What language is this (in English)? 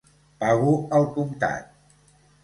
Catalan